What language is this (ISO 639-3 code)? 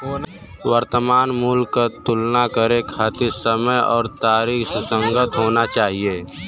bho